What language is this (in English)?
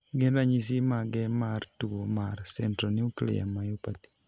Luo (Kenya and Tanzania)